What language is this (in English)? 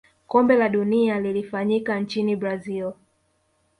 Swahili